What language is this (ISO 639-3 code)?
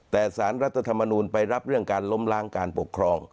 tha